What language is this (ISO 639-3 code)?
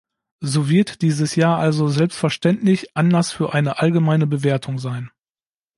deu